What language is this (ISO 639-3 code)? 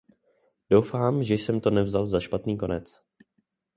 ces